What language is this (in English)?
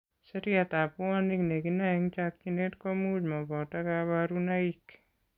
Kalenjin